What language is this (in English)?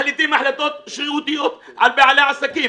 Hebrew